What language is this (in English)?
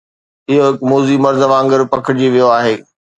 Sindhi